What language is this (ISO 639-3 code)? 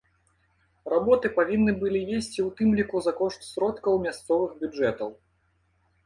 bel